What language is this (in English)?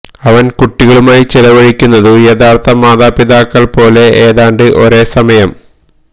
Malayalam